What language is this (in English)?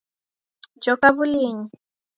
Taita